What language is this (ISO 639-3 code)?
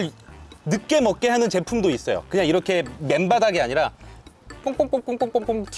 kor